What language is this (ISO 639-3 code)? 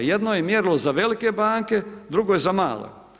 hrv